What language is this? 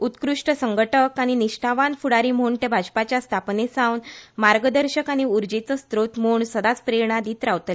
Konkani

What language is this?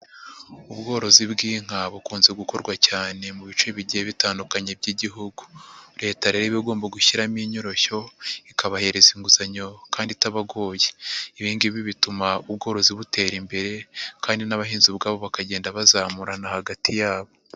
Kinyarwanda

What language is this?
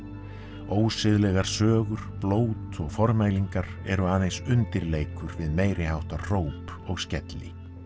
Icelandic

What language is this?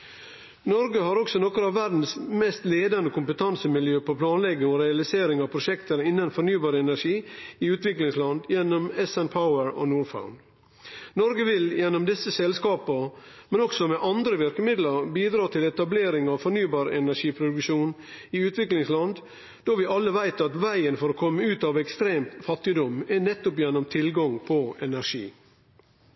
Norwegian Nynorsk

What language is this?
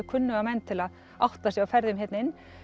Icelandic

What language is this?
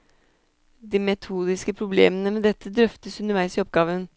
Norwegian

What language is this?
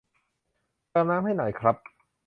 Thai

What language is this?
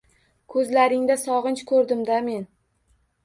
Uzbek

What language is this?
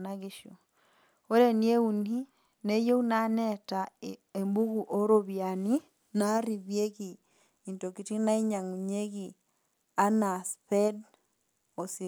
Masai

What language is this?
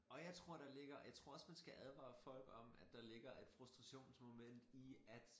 Danish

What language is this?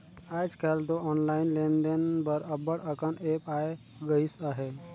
Chhattisgarhi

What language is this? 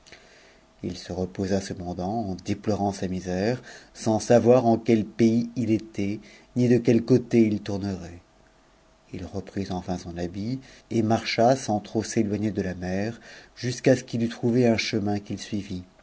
French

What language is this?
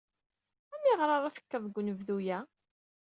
Kabyle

